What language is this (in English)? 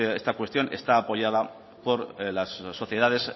Spanish